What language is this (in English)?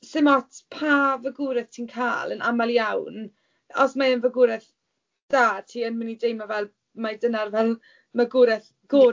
Welsh